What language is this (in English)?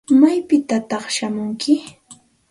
Santa Ana de Tusi Pasco Quechua